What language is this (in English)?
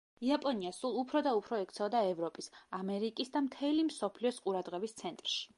Georgian